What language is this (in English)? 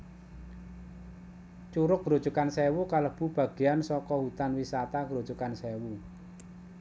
Javanese